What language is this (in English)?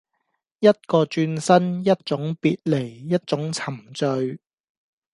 Cantonese